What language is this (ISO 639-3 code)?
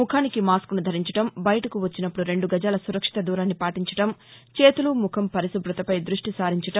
tel